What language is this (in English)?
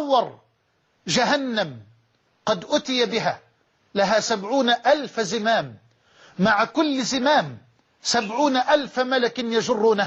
Arabic